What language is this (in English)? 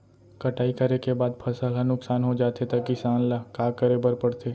Chhattisgarhi